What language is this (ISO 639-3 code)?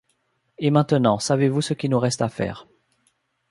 fra